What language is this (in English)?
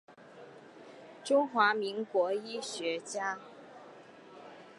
Chinese